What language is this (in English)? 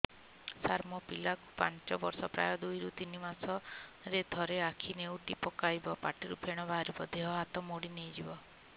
Odia